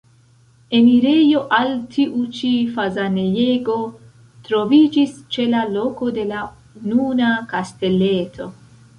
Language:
Esperanto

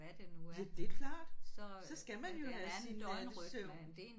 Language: Danish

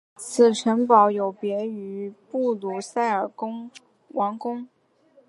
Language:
Chinese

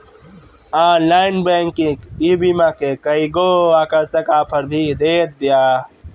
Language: Bhojpuri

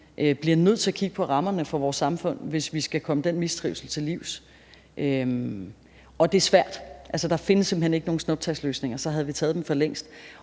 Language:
Danish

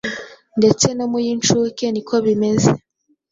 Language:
Kinyarwanda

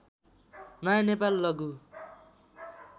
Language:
Nepali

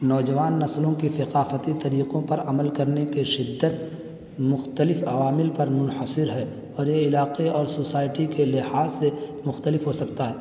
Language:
Urdu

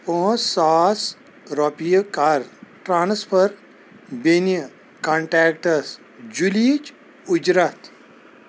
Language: Kashmiri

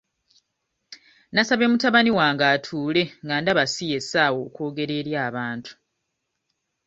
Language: Ganda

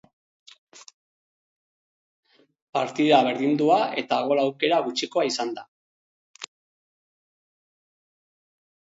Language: Basque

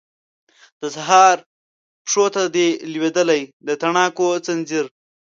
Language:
Pashto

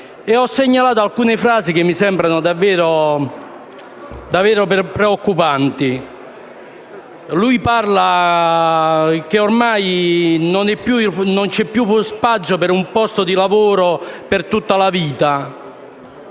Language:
Italian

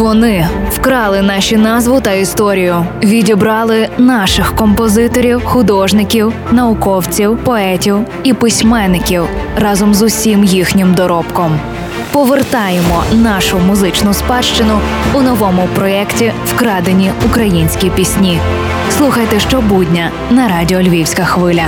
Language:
Ukrainian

